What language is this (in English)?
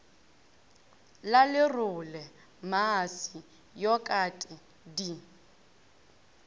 Northern Sotho